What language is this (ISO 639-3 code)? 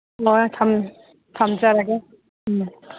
mni